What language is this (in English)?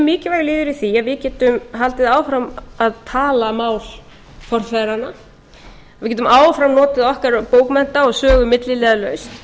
Icelandic